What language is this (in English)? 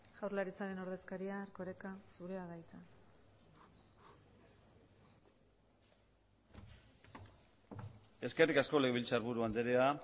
Basque